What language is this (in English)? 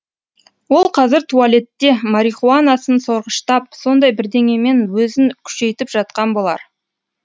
Kazakh